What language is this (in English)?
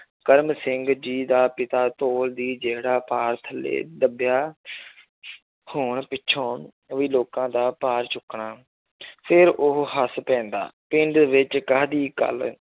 Punjabi